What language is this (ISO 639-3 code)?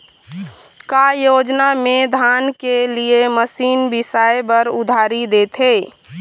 hne